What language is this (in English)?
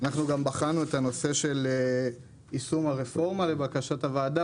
Hebrew